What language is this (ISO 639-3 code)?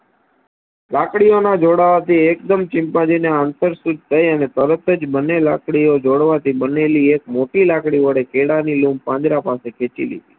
guj